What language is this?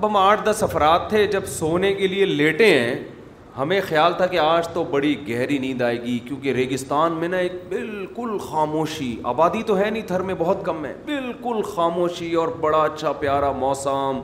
Urdu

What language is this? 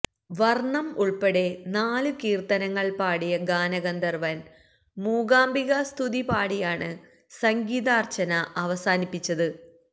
Malayalam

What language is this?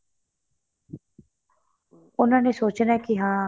Punjabi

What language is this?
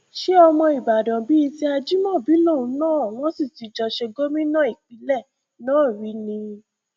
Yoruba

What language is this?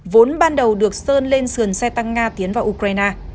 Vietnamese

